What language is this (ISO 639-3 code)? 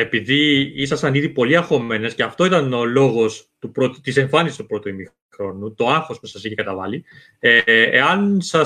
ell